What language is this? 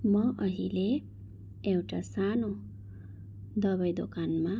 Nepali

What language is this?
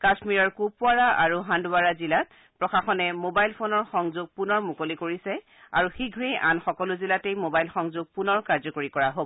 Assamese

